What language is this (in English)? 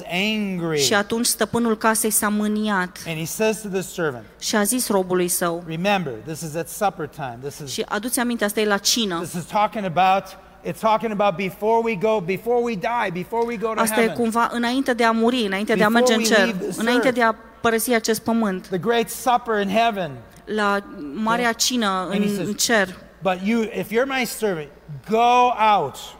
Romanian